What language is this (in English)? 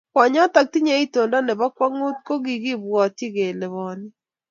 Kalenjin